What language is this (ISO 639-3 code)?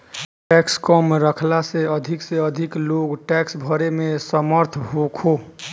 bho